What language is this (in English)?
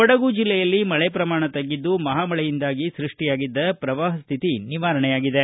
Kannada